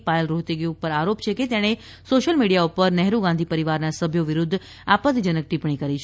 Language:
Gujarati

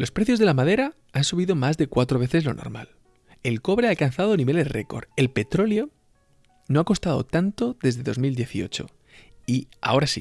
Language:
Spanish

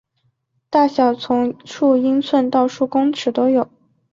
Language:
Chinese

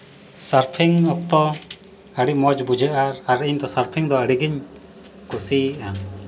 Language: Santali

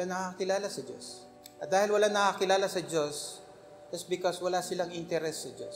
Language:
Filipino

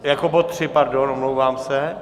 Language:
Czech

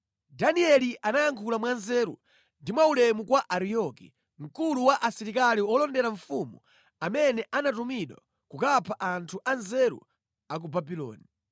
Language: Nyanja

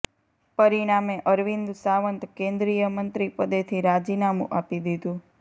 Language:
Gujarati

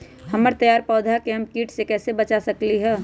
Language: Magahi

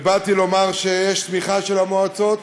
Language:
Hebrew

